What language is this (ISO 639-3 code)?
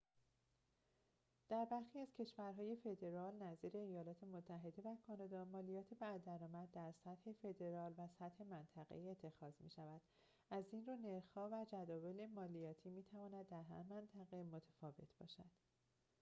fas